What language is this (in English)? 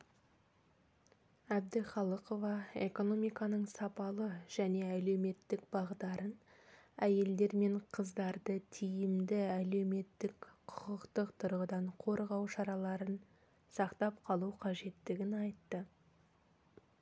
Kazakh